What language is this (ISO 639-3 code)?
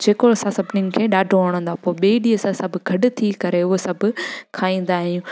snd